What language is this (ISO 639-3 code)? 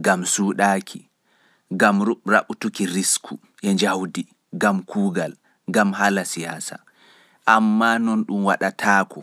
fuf